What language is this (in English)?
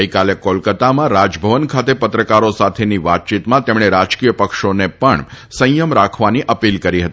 Gujarati